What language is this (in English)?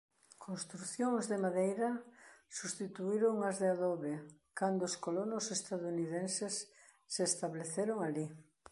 Galician